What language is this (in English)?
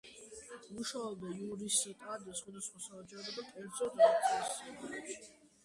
Georgian